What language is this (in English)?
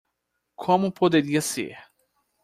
Portuguese